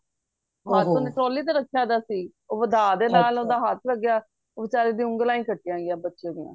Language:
Punjabi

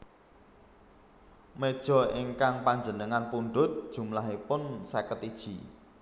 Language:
Javanese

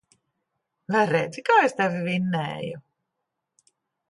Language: Latvian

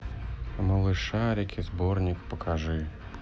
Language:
Russian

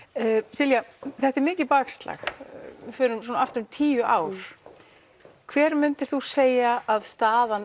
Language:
Icelandic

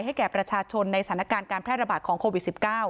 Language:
Thai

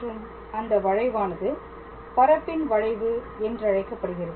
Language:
Tamil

